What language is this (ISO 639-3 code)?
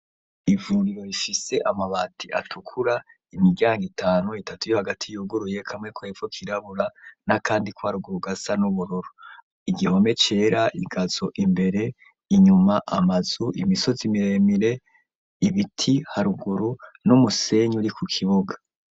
run